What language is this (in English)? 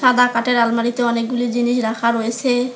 Bangla